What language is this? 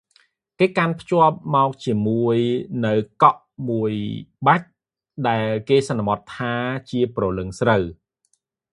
Khmer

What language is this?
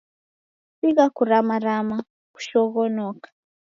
Taita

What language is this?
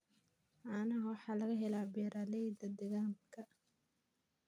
Somali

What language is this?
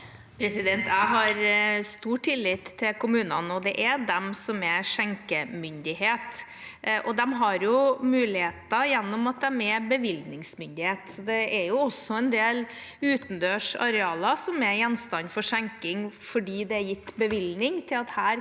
Norwegian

